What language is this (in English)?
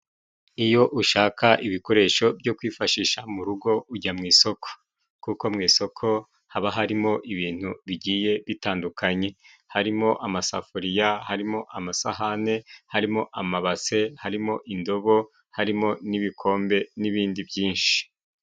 Kinyarwanda